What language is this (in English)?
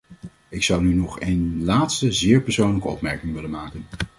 Dutch